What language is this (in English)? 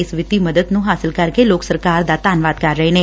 Punjabi